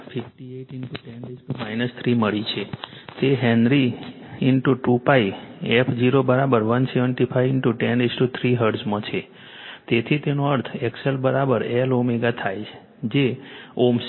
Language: Gujarati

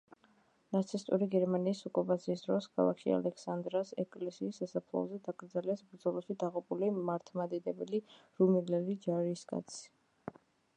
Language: Georgian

